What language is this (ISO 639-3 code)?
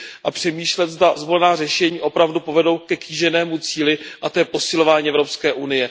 ces